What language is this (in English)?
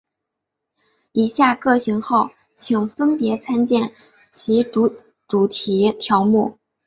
Chinese